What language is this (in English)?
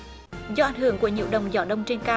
Vietnamese